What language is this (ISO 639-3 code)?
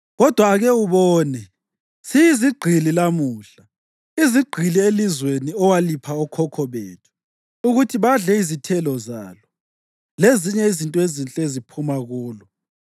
nde